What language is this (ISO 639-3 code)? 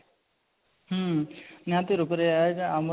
ori